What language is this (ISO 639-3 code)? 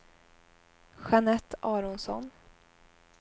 swe